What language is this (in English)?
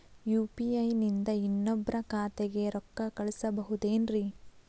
Kannada